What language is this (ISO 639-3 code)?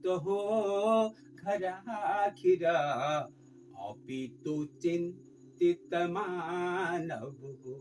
nep